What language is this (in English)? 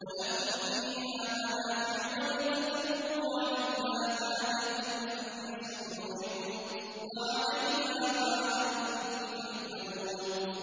Arabic